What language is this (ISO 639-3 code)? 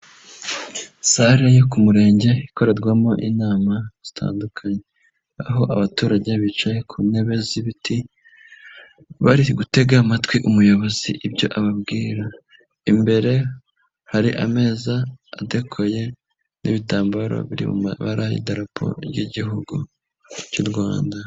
kin